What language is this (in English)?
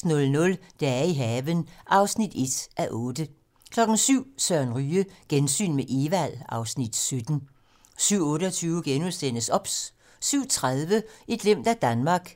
Danish